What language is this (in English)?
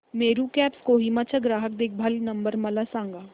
Marathi